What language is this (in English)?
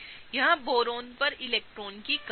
Hindi